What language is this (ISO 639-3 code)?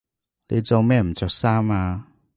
yue